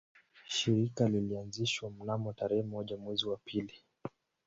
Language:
Swahili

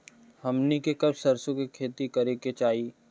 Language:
Bhojpuri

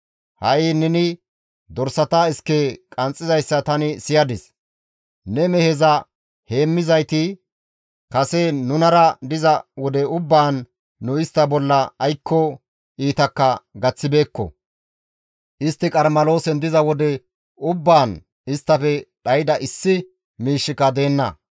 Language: Gamo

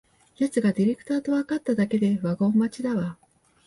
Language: Japanese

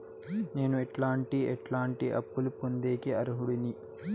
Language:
Telugu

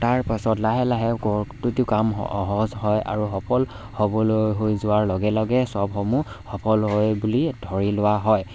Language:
Assamese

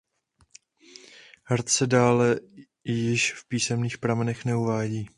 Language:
Czech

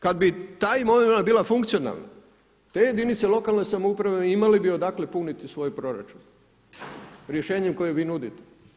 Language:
Croatian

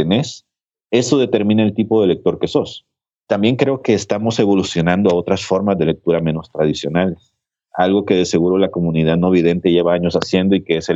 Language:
Spanish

